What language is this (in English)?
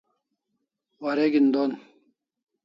Kalasha